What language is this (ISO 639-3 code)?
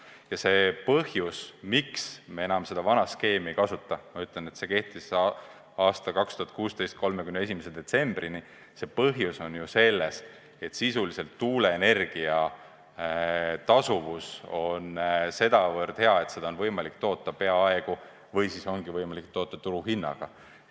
est